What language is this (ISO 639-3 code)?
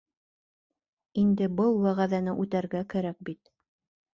bak